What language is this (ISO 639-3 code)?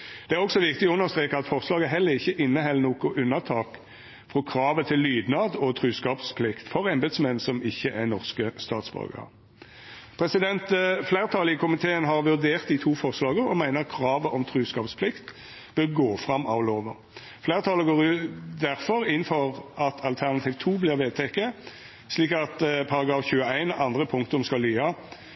nno